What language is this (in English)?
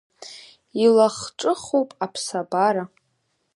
Abkhazian